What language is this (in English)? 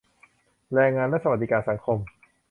Thai